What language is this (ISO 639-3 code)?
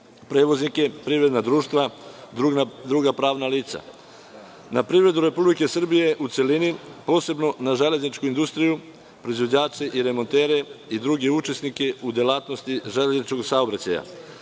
srp